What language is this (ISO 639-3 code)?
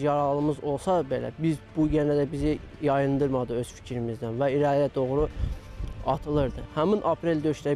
tur